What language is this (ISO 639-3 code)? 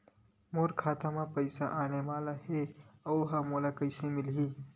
hne